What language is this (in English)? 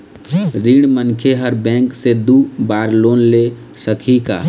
Chhattisgarhi